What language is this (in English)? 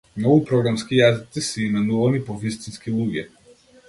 Macedonian